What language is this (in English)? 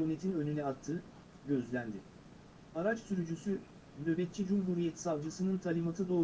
Turkish